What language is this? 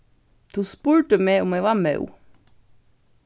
Faroese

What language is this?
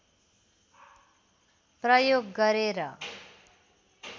Nepali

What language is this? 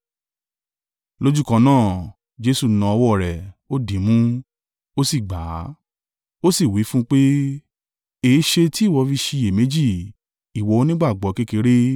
Yoruba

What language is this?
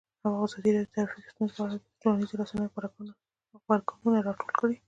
Pashto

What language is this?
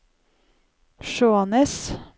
Norwegian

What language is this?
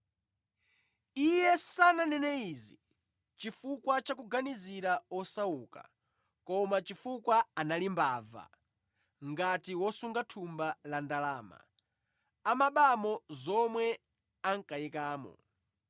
Nyanja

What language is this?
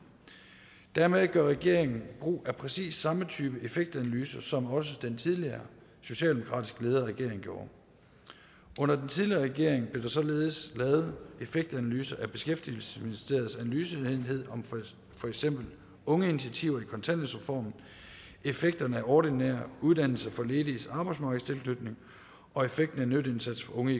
Danish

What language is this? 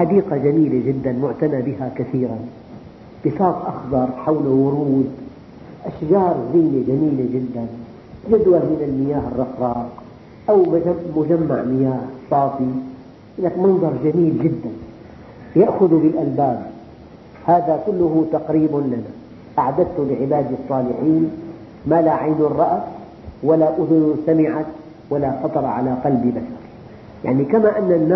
Arabic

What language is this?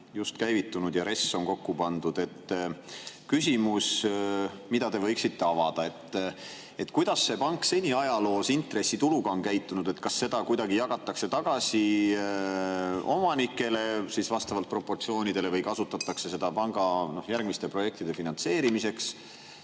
Estonian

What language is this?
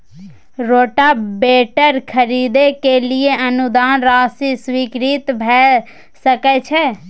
Maithili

